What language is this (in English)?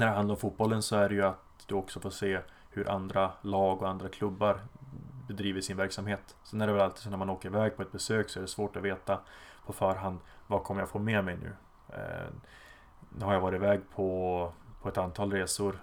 Swedish